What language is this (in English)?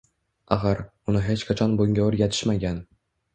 Uzbek